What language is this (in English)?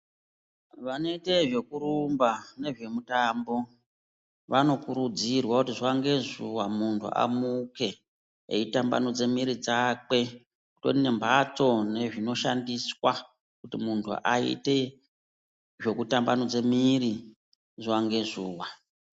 Ndau